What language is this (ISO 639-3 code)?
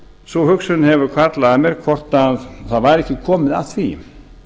isl